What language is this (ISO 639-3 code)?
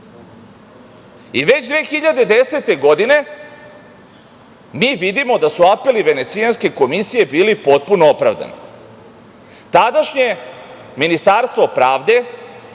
srp